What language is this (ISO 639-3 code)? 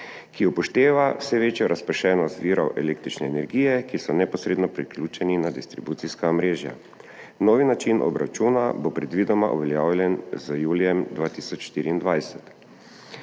slv